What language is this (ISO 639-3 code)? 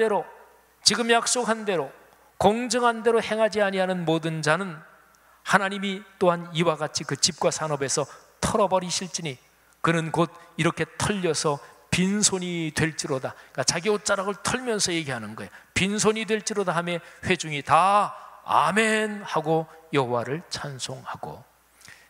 kor